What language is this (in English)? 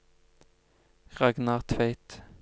Norwegian